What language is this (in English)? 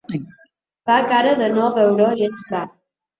Catalan